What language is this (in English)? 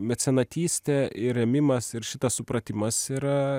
Lithuanian